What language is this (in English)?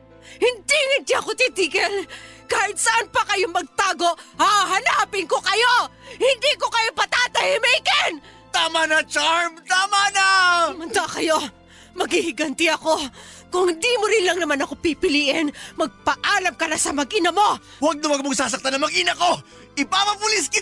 Filipino